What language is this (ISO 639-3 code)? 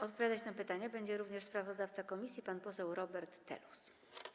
pol